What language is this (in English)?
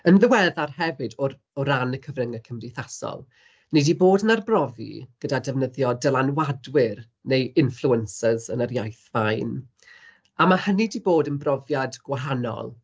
Welsh